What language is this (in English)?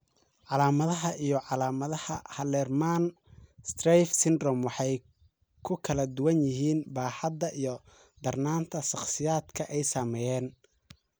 Somali